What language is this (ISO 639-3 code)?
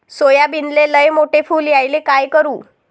mar